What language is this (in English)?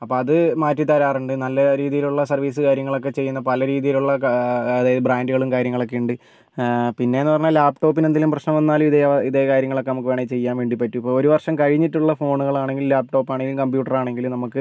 Malayalam